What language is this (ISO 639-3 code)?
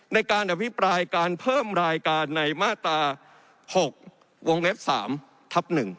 tha